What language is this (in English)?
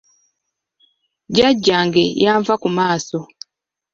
Ganda